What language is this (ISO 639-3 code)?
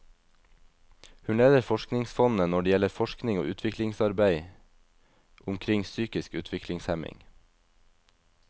nor